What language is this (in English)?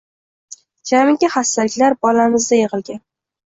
Uzbek